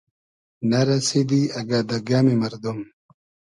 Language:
Hazaragi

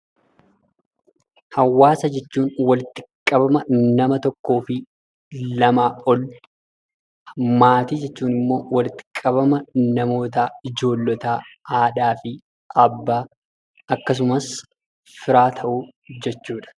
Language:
Oromo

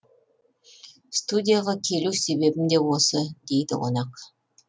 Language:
Kazakh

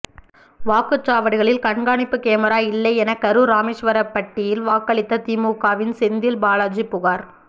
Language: Tamil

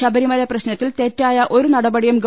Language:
Malayalam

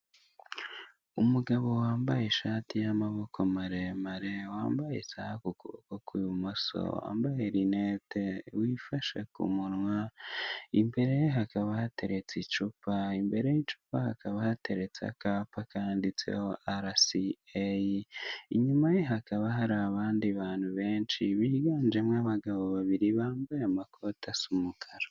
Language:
Kinyarwanda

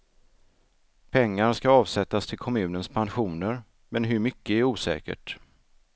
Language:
Swedish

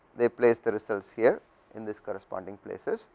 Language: English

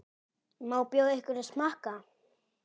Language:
Icelandic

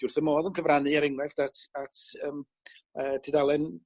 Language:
Welsh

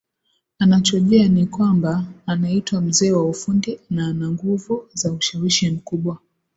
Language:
Swahili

